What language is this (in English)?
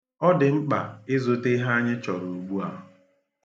Igbo